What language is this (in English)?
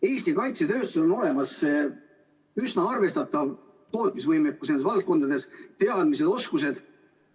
Estonian